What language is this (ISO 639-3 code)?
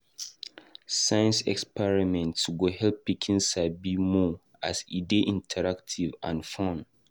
pcm